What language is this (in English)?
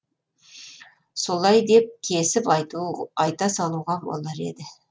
Kazakh